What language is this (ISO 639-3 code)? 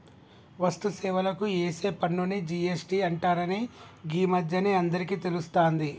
tel